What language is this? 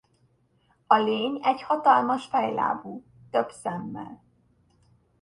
Hungarian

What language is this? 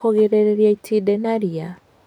Kikuyu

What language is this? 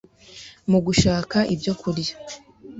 Kinyarwanda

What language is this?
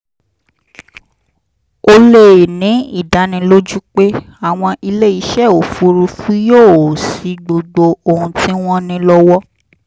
Yoruba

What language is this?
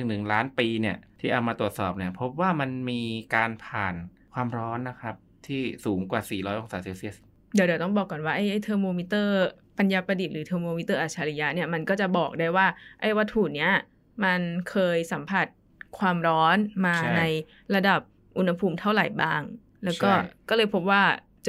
Thai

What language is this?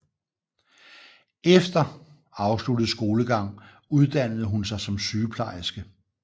Danish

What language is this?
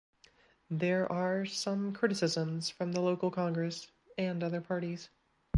English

